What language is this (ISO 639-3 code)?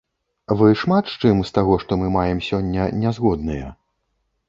bel